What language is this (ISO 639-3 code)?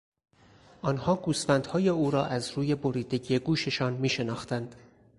fas